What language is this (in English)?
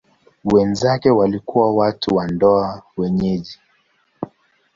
Swahili